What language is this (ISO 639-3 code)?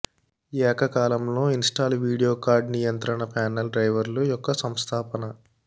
tel